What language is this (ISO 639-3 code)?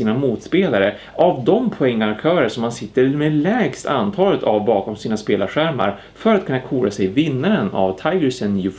swe